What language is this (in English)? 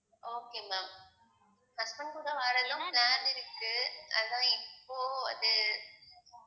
Tamil